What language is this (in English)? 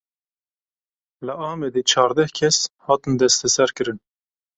Kurdish